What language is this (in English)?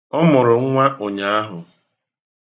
Igbo